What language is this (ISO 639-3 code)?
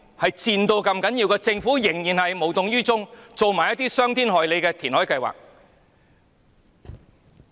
yue